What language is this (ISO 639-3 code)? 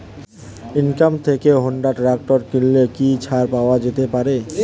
ben